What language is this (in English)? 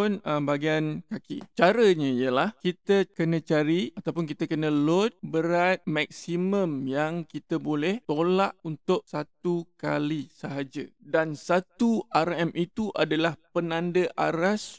Malay